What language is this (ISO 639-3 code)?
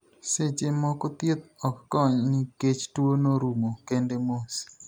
luo